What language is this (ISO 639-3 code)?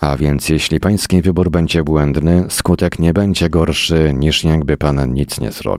pol